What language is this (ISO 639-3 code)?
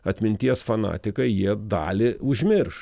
lit